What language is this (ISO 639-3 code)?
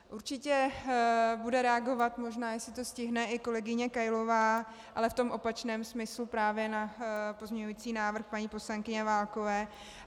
ces